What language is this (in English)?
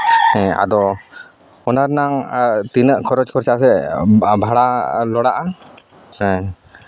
Santali